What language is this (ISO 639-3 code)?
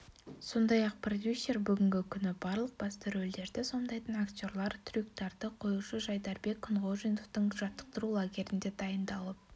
kaz